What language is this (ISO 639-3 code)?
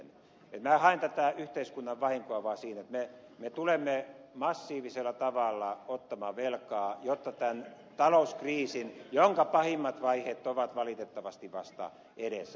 fin